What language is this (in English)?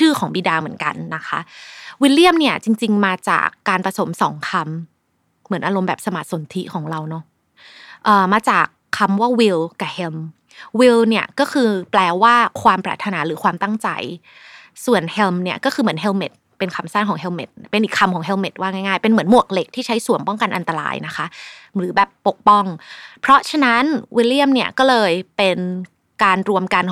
Thai